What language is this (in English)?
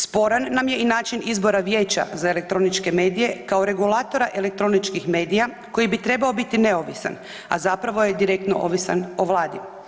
Croatian